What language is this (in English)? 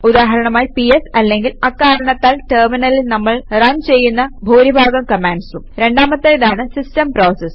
Malayalam